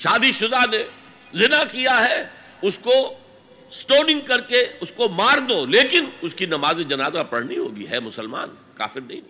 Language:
Urdu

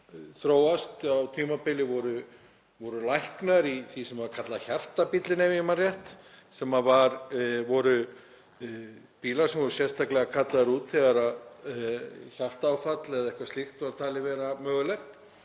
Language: Icelandic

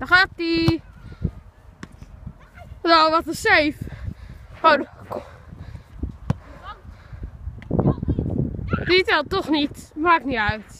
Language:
Dutch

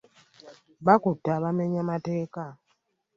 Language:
Ganda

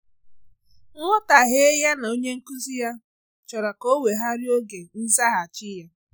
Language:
Igbo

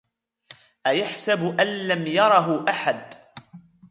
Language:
Arabic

